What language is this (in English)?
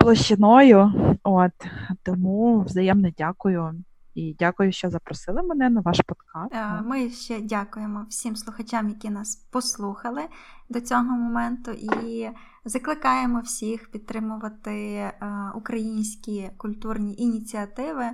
Ukrainian